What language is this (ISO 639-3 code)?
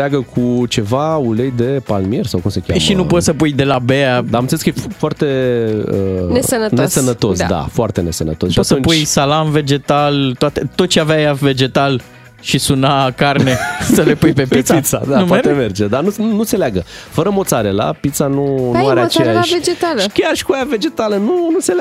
ron